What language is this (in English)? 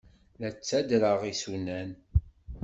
Kabyle